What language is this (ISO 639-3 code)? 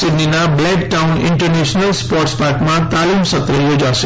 guj